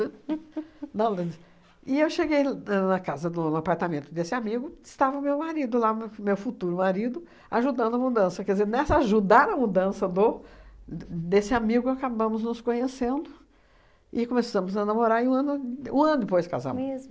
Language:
Portuguese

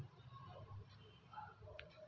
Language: Kannada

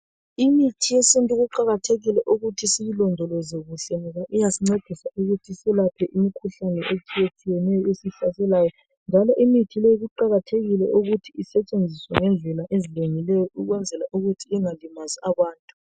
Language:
North Ndebele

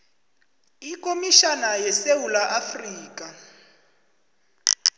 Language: South Ndebele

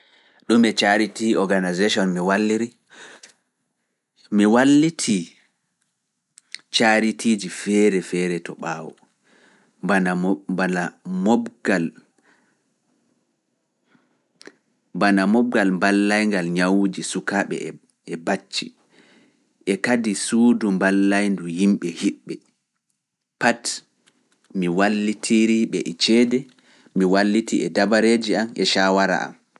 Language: Fula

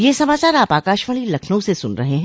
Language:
Hindi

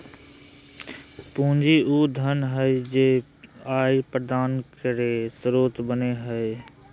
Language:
Magahi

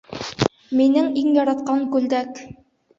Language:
Bashkir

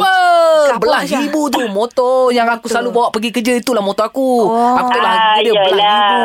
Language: Malay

